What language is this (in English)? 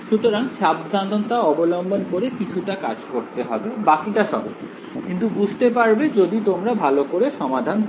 Bangla